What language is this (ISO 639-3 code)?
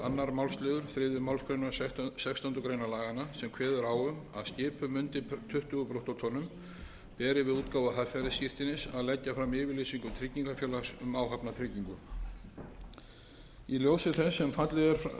isl